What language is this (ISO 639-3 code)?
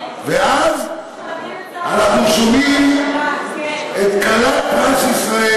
heb